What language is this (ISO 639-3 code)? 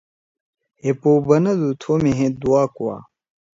trw